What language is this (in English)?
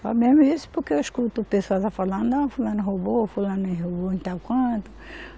Portuguese